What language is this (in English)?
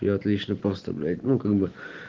Russian